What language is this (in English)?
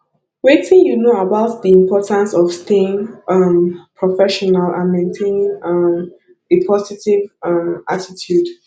Nigerian Pidgin